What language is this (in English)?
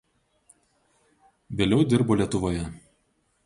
Lithuanian